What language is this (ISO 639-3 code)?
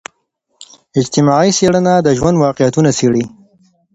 pus